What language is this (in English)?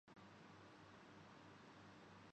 Urdu